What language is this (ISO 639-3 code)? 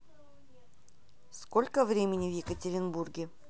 rus